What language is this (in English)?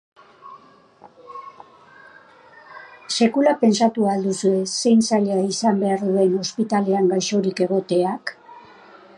Basque